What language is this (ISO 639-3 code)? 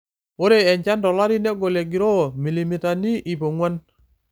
mas